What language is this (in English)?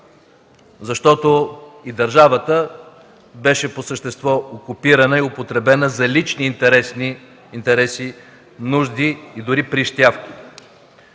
Bulgarian